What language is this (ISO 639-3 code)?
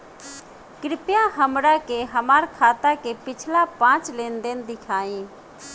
bho